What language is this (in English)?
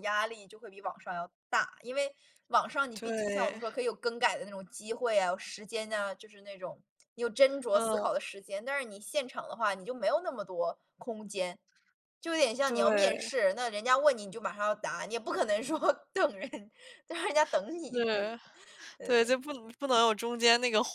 Chinese